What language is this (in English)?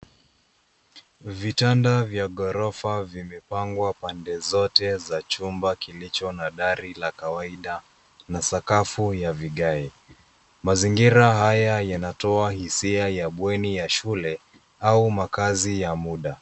Swahili